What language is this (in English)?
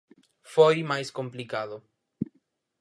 Galician